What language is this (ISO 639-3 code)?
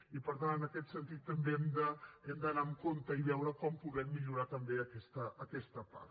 cat